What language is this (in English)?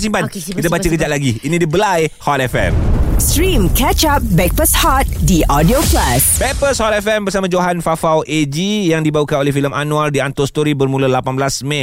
Malay